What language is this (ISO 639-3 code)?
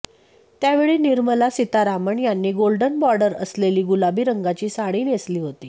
mar